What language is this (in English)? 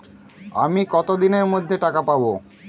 Bangla